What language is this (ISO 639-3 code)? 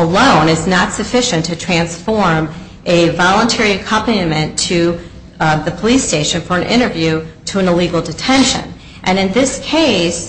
eng